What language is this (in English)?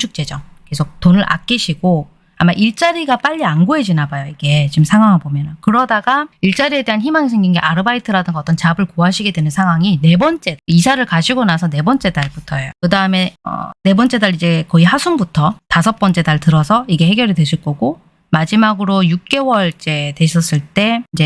Korean